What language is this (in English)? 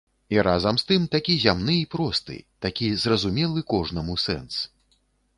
Belarusian